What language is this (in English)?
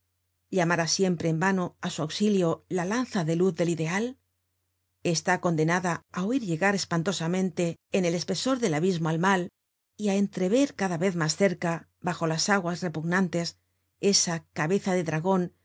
Spanish